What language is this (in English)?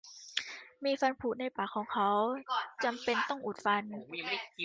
Thai